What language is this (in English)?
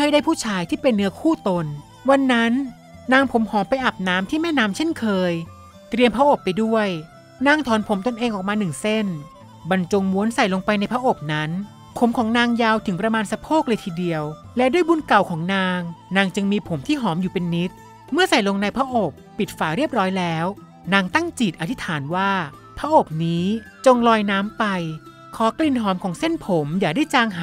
Thai